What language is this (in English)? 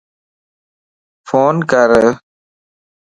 Lasi